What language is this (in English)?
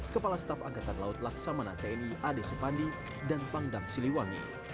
Indonesian